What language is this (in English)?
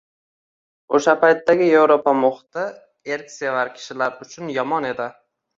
Uzbek